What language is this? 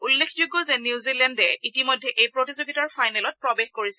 Assamese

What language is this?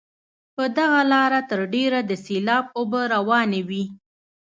Pashto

